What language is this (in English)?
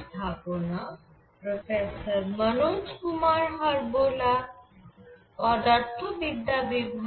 Bangla